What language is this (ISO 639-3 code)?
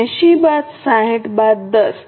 guj